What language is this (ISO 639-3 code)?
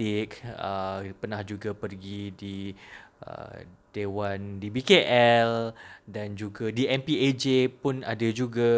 msa